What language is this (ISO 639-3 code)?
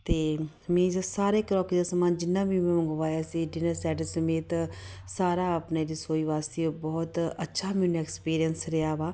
pan